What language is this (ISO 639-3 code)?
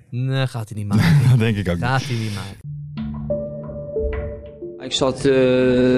nld